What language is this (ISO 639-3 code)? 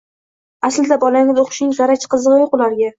uzb